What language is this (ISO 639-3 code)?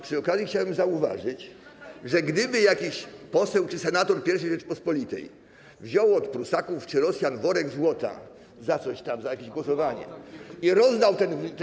pol